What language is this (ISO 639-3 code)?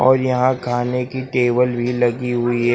hin